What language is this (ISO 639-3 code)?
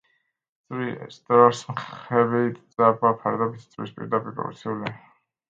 kat